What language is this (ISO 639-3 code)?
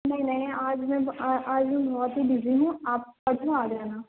urd